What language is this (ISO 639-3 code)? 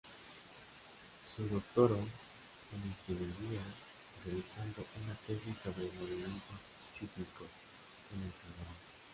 spa